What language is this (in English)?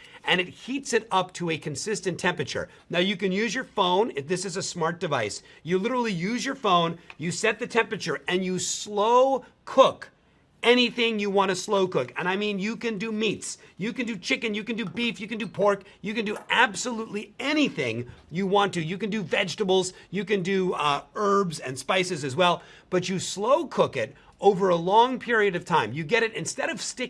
English